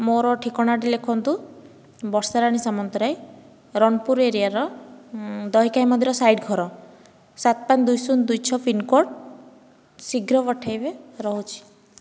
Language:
Odia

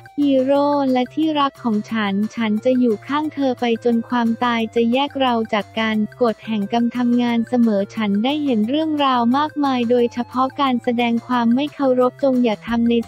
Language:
Thai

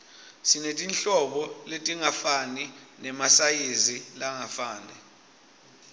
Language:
Swati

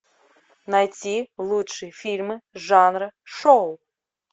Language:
Russian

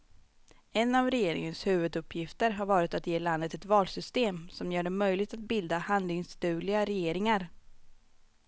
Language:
Swedish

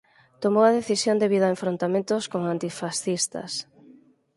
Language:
Galician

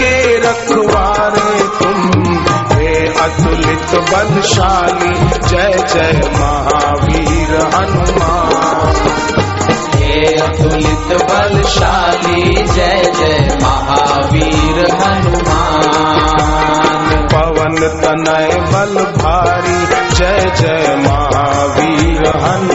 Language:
Hindi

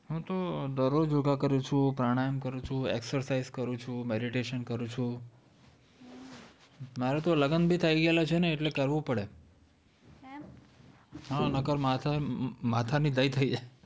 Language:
Gujarati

